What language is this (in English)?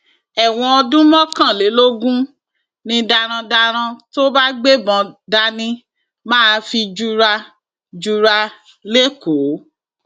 Yoruba